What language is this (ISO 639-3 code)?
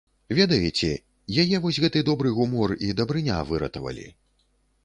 bel